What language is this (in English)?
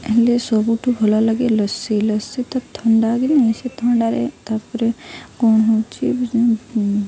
Odia